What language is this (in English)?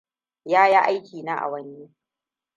Hausa